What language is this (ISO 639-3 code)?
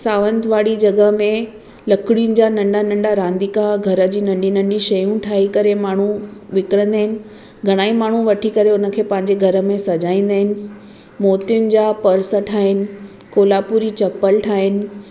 snd